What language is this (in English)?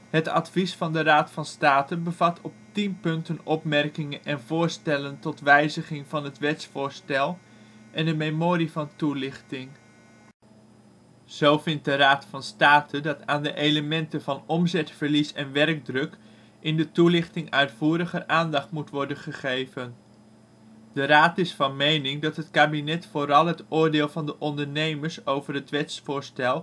Dutch